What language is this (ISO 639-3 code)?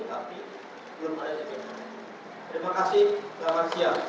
ind